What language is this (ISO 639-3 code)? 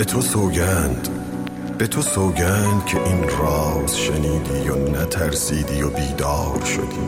fas